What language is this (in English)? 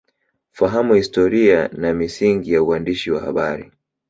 Swahili